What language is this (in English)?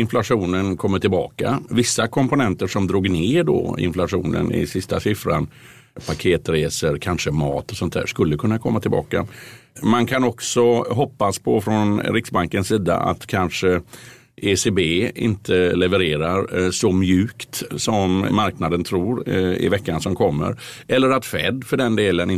Swedish